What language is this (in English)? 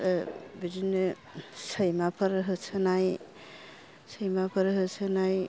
Bodo